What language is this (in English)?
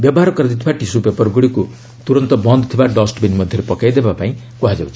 Odia